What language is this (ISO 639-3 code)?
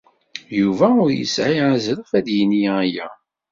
kab